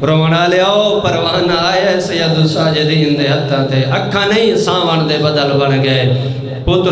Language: Arabic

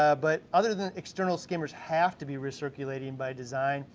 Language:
English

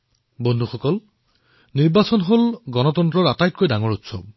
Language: Assamese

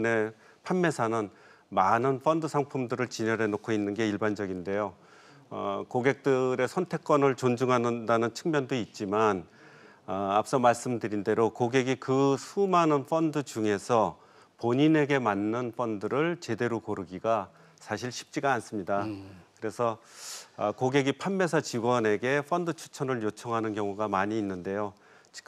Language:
Korean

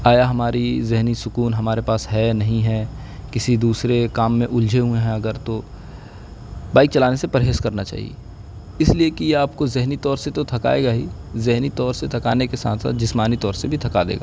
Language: Urdu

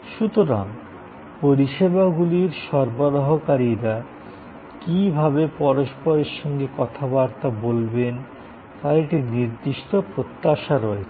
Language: Bangla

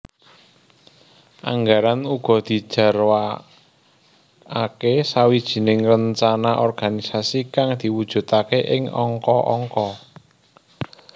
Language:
Javanese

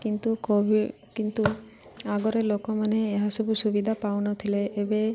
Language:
Odia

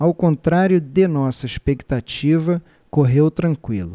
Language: Portuguese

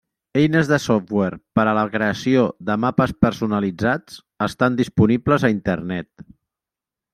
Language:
Catalan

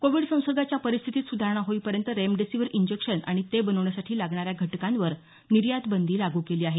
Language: Marathi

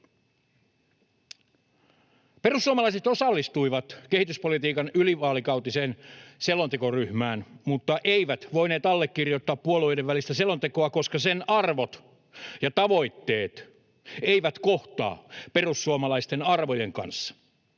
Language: Finnish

